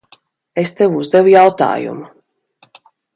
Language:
Latvian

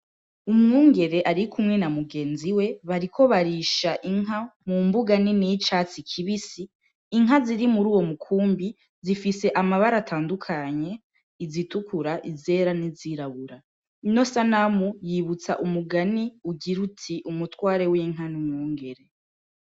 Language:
Rundi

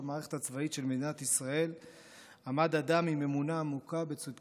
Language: Hebrew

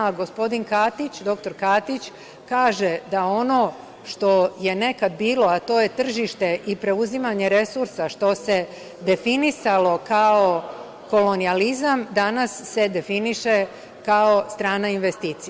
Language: Serbian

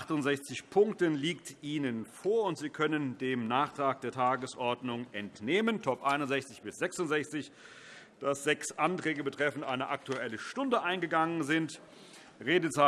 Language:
German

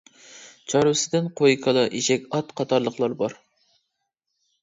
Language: Uyghur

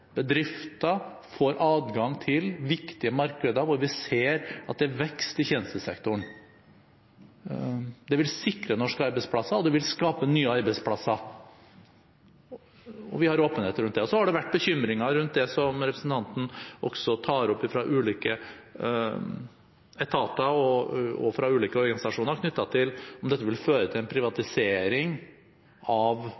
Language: Norwegian Bokmål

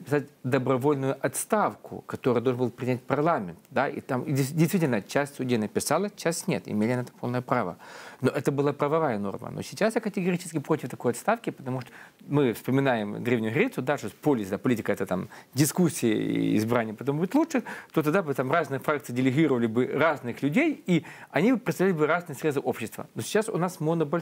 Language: Russian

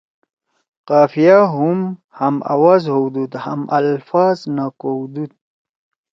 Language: Torwali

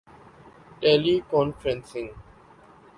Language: Urdu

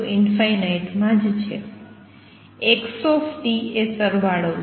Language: Gujarati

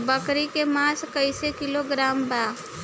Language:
Bhojpuri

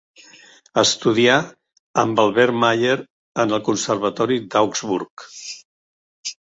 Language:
Catalan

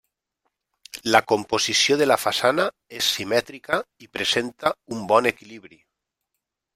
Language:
Catalan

